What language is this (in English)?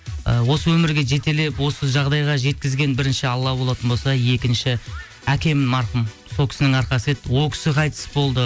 Kazakh